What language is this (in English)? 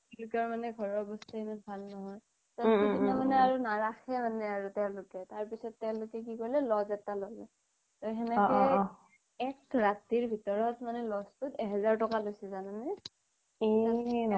Assamese